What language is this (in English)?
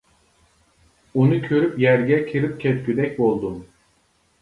Uyghur